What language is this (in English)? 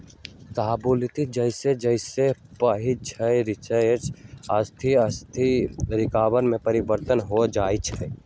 Magahi